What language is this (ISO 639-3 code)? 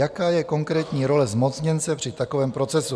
ces